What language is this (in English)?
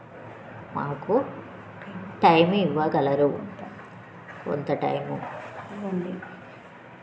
Telugu